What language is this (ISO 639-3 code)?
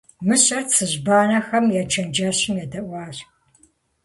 kbd